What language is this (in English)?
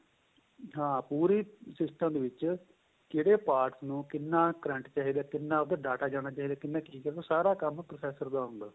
Punjabi